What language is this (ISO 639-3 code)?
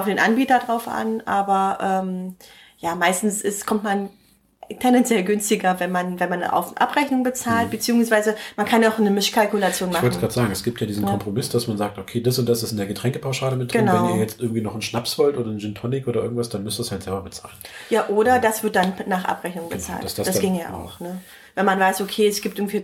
deu